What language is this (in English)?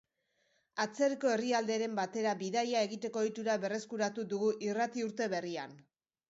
Basque